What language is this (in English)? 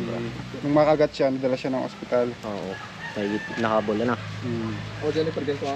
Filipino